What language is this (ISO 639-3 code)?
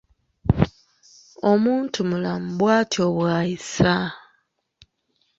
lug